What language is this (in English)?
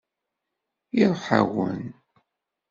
Kabyle